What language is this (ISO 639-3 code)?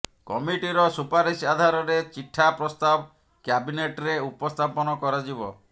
ori